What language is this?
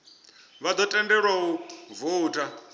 Venda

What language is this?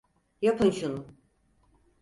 Turkish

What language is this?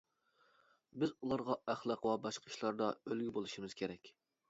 Uyghur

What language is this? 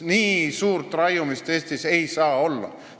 Estonian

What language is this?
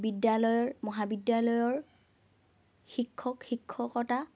Assamese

